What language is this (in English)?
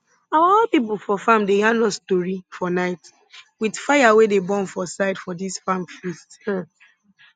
Nigerian Pidgin